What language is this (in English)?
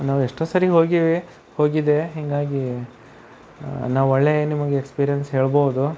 Kannada